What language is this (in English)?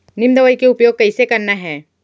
Chhattisgarhi